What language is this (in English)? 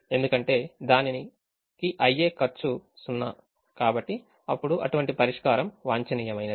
Telugu